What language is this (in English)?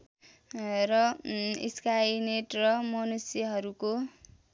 Nepali